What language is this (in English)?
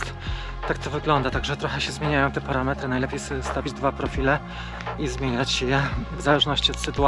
Polish